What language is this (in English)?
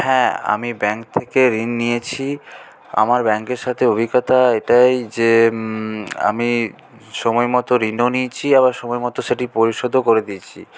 Bangla